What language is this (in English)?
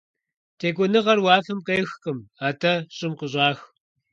Kabardian